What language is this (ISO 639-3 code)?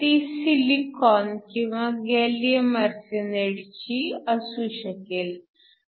mar